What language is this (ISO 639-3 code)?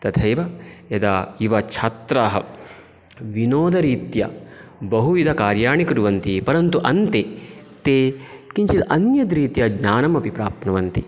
san